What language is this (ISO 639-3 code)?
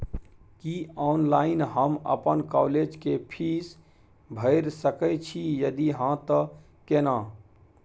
mai